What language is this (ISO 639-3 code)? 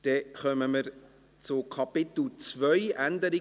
gsw